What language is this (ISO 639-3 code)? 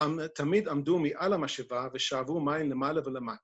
heb